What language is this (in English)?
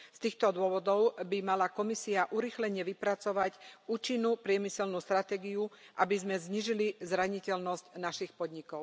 Slovak